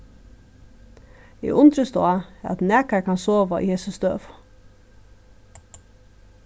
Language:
Faroese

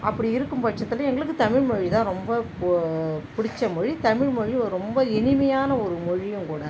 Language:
Tamil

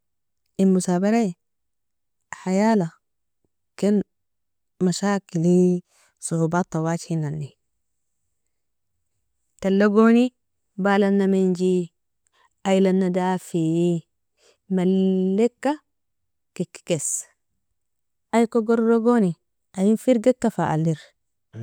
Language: Nobiin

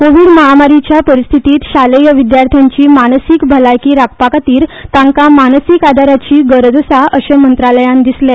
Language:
Konkani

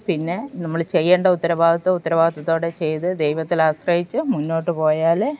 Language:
Malayalam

